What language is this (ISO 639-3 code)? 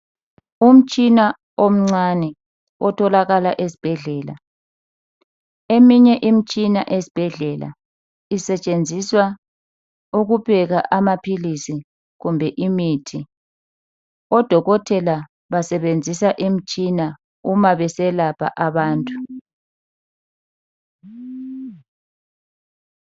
nde